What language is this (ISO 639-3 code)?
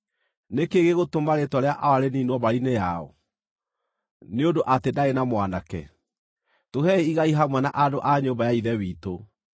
kik